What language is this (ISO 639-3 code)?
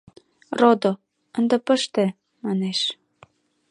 chm